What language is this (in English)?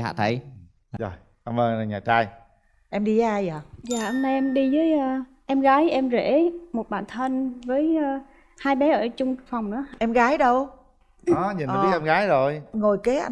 Vietnamese